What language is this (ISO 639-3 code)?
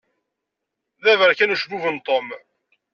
kab